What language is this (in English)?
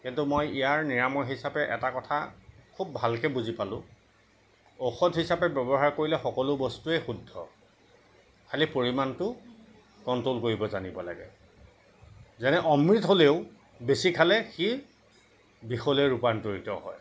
Assamese